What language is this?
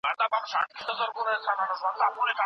Pashto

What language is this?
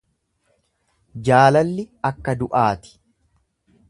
Oromo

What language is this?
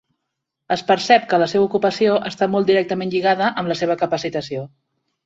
Catalan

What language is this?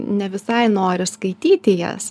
Lithuanian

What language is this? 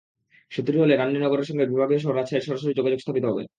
Bangla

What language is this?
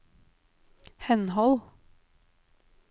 Norwegian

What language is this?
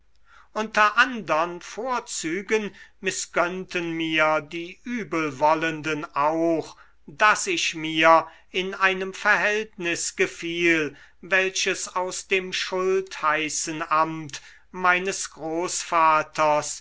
German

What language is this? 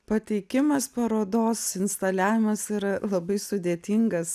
Lithuanian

